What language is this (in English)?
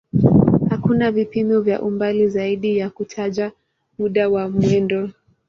Swahili